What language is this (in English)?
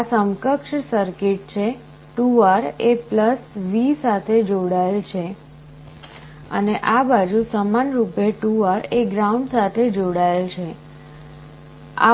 Gujarati